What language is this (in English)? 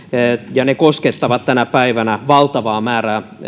Finnish